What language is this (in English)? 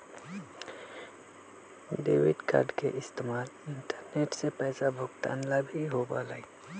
Magahi